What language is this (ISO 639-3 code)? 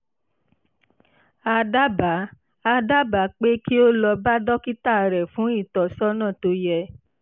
yor